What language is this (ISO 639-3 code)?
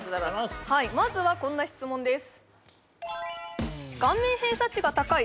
jpn